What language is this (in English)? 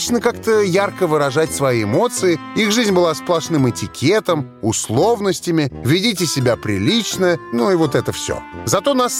Russian